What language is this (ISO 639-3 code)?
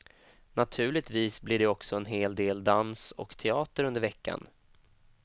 swe